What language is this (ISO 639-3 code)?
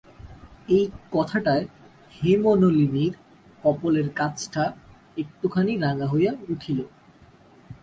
ben